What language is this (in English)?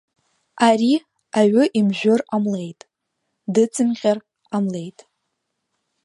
Abkhazian